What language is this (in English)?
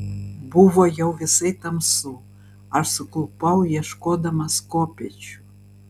Lithuanian